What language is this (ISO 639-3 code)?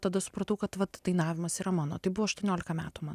lit